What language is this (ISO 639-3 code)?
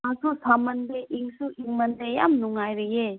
mni